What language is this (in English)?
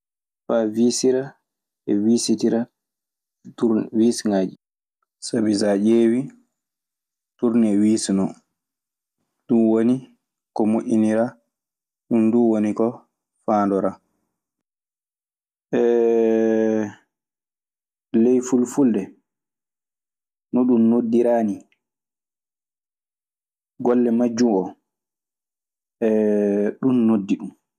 Maasina Fulfulde